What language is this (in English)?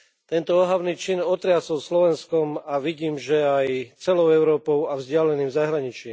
Slovak